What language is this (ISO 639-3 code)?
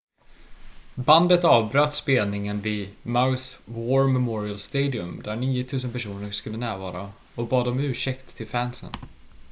swe